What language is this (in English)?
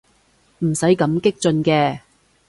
Cantonese